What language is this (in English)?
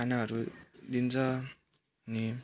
Nepali